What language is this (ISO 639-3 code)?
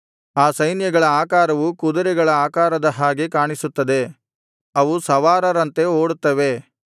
kan